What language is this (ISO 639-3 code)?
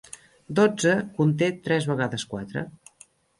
cat